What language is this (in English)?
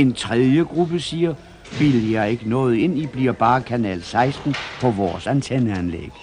Danish